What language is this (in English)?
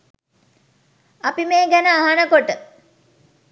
Sinhala